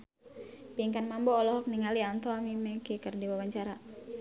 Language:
Sundanese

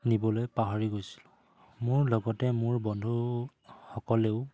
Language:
Assamese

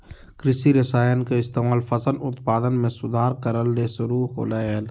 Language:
Magahi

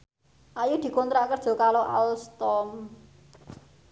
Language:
Javanese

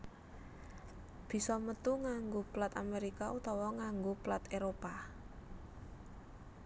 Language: Javanese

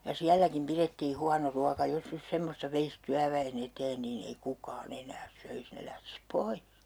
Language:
Finnish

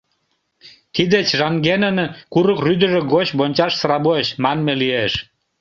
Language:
Mari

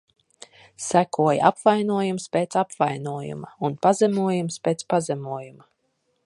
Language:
Latvian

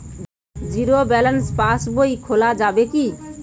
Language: Bangla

